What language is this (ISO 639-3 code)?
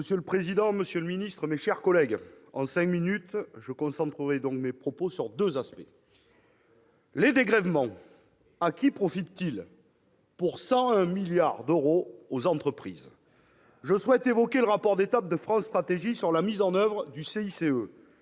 fra